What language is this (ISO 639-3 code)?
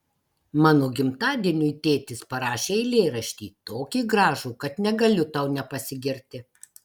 lit